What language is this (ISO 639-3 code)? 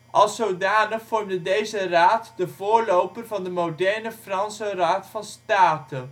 nld